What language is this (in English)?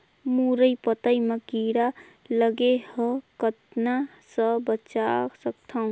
Chhattisgarhi